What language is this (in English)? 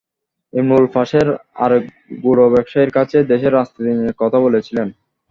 Bangla